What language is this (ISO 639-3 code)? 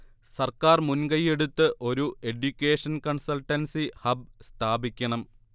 mal